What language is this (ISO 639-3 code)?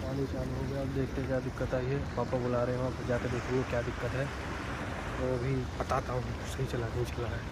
hin